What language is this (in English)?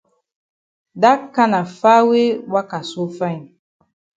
Cameroon Pidgin